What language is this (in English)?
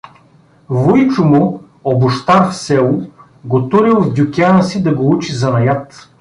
Bulgarian